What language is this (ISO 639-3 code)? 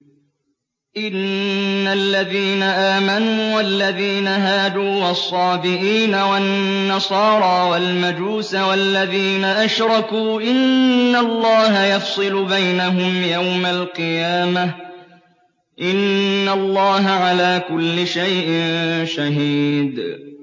ara